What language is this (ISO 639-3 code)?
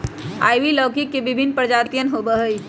mag